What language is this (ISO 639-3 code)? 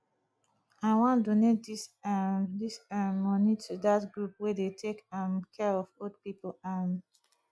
pcm